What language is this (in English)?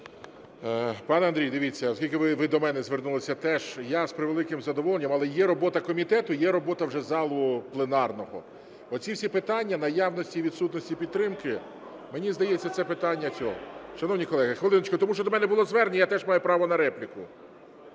Ukrainian